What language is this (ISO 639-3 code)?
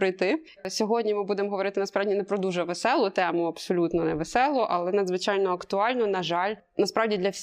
ukr